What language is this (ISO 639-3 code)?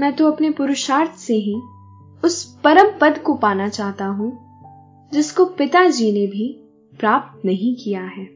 hin